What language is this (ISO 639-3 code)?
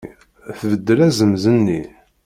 kab